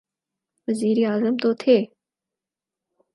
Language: Urdu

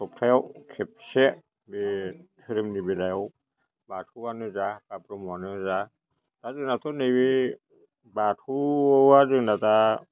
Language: Bodo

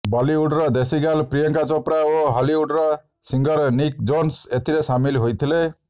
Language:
Odia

